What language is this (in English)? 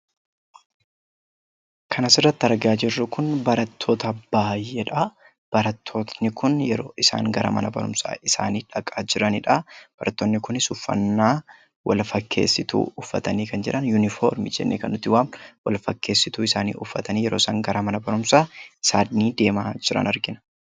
Oromo